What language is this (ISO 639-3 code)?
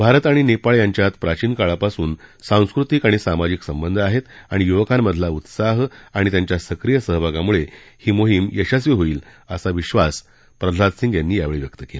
mar